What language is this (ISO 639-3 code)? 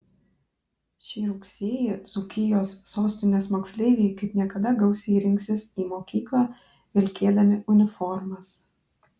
lit